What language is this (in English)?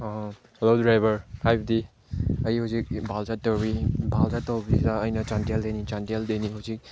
Manipuri